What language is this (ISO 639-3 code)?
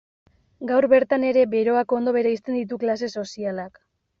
eus